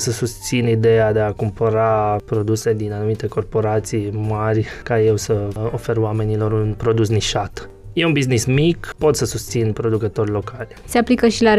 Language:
Romanian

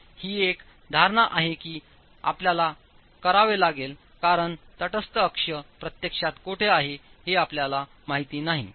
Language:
Marathi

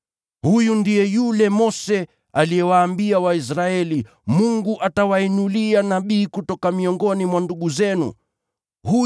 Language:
Swahili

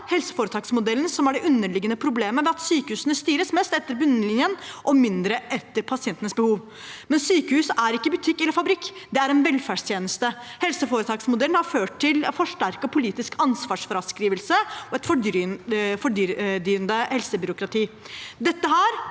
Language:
Norwegian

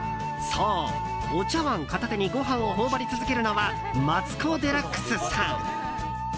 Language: Japanese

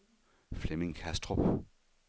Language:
Danish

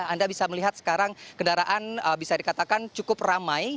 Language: Indonesian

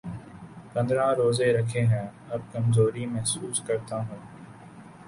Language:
Urdu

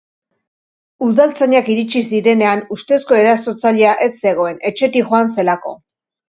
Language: Basque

